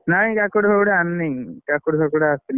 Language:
Odia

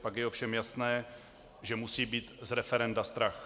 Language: Czech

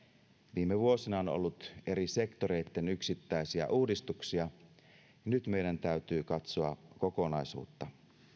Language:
Finnish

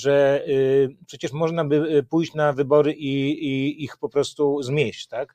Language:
Polish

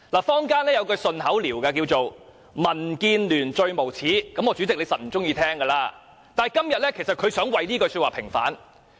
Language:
Cantonese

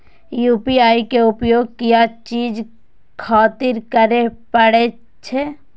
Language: Maithili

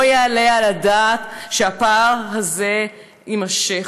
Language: Hebrew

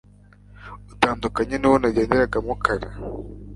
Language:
Kinyarwanda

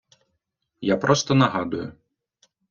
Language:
Ukrainian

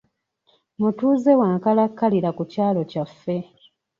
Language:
Ganda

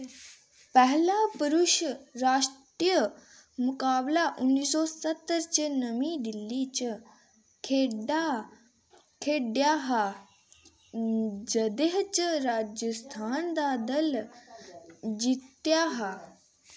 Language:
Dogri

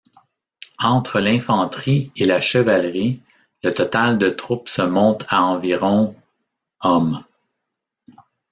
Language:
French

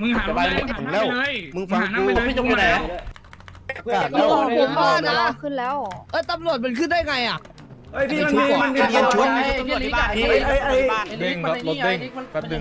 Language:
Thai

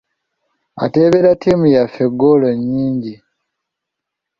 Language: Ganda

